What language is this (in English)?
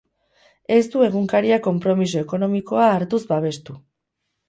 Basque